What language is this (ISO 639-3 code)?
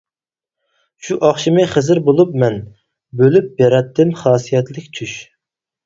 uig